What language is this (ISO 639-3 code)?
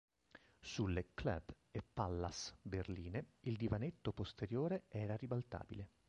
ita